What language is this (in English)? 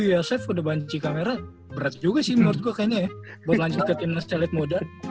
Indonesian